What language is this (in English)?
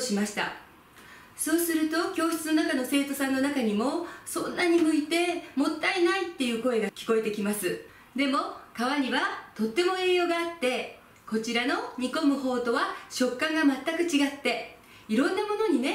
Japanese